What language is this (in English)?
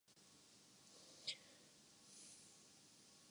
Urdu